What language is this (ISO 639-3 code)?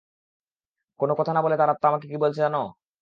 ben